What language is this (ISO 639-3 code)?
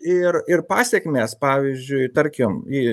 lit